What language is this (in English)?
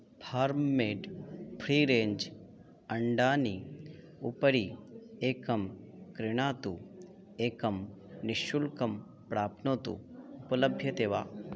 Sanskrit